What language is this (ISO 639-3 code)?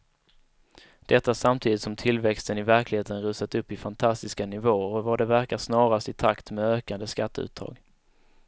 swe